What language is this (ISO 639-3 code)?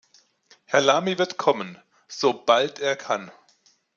deu